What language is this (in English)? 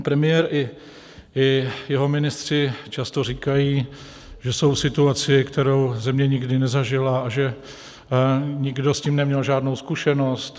Czech